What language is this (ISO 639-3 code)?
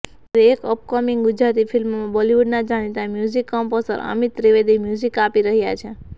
guj